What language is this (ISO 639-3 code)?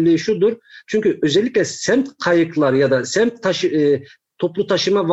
tur